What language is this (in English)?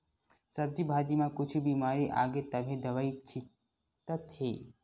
Chhattisgarhi